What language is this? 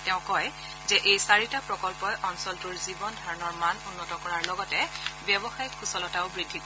Assamese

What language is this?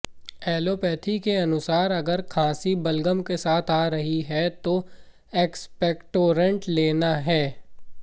Hindi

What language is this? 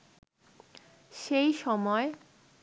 Bangla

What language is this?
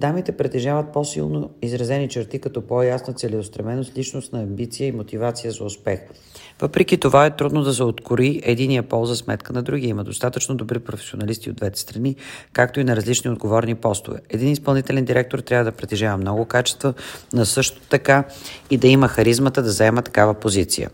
Bulgarian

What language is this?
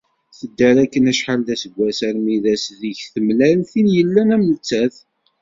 Kabyle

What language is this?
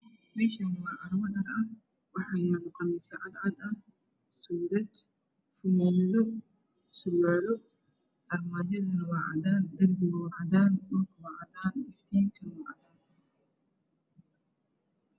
Somali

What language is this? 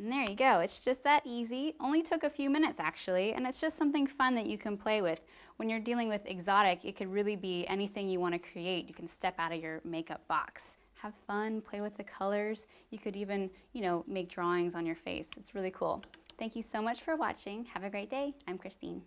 English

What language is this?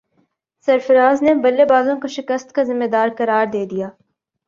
Urdu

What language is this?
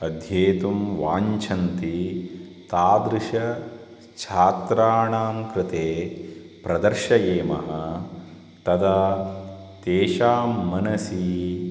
Sanskrit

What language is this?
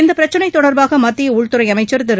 Tamil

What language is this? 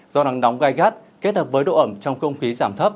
Vietnamese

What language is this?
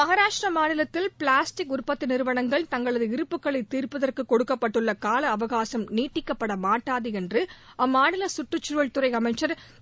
Tamil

